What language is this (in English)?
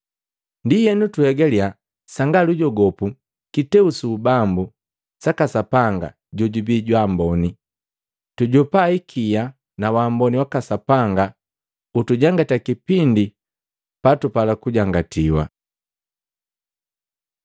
Matengo